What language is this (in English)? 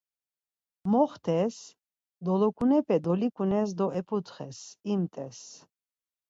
Laz